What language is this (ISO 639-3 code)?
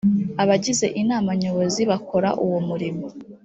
kin